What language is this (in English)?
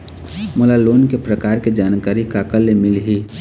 Chhattisgarhi